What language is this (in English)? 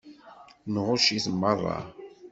Kabyle